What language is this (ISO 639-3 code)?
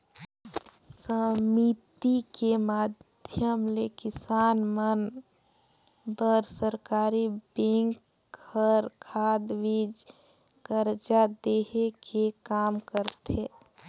hne